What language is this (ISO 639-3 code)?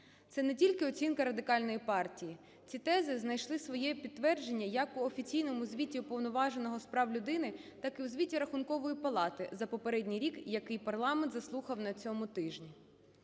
ukr